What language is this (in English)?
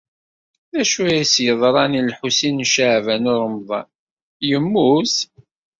Kabyle